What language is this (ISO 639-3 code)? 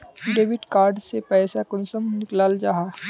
mag